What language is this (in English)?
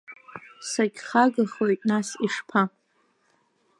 Abkhazian